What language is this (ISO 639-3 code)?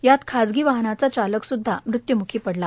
mar